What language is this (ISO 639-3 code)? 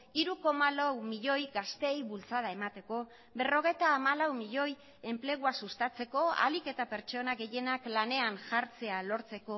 eus